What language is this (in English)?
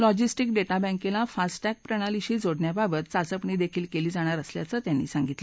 Marathi